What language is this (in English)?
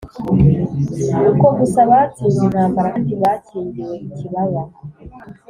Kinyarwanda